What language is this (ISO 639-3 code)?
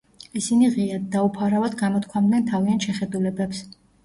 kat